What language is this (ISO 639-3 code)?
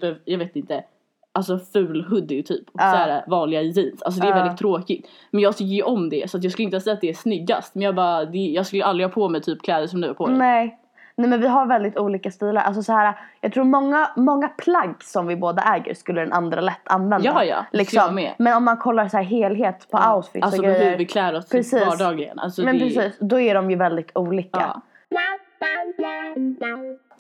swe